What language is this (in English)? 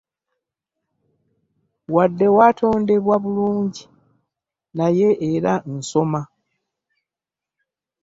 Ganda